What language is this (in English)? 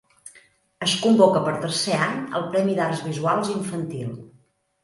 Catalan